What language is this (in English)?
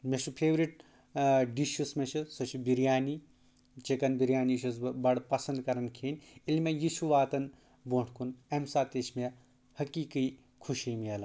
Kashmiri